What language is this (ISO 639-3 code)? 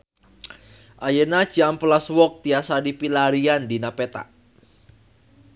sun